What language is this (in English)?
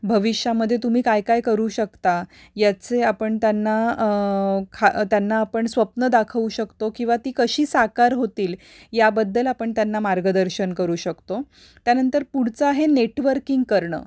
Marathi